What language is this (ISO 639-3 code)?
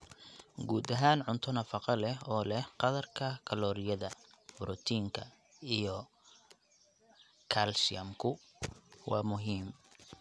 som